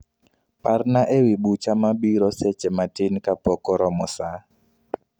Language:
Luo (Kenya and Tanzania)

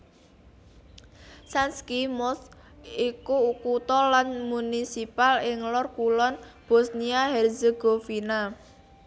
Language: Javanese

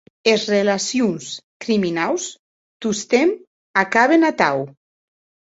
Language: Occitan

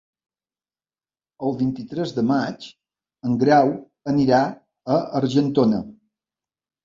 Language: Catalan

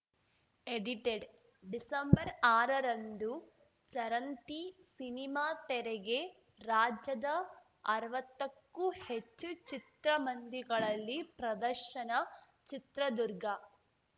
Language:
Kannada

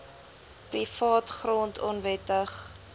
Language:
Afrikaans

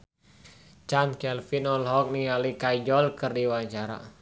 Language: Sundanese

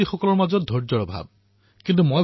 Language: Assamese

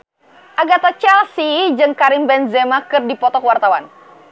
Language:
Sundanese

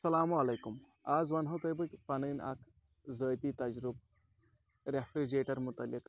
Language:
Kashmiri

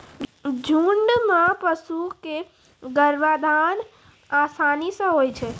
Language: Maithili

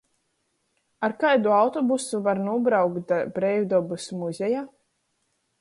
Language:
Latgalian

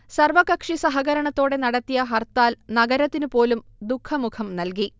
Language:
Malayalam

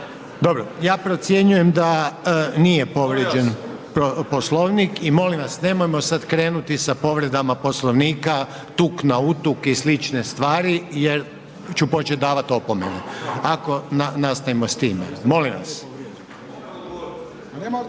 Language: Croatian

